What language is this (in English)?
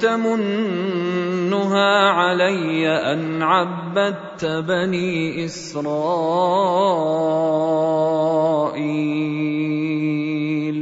Arabic